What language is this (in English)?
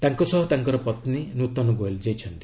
Odia